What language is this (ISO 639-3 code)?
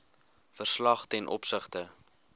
afr